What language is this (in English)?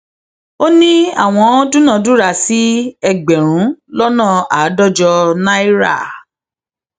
Yoruba